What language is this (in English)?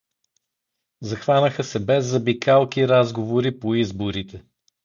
Bulgarian